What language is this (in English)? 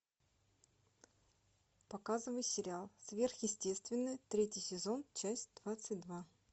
Russian